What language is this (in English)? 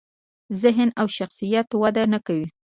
Pashto